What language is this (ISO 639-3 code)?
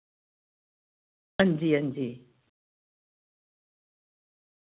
doi